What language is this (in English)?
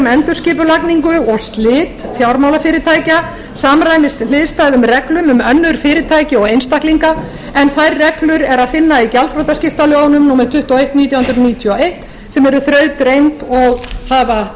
Icelandic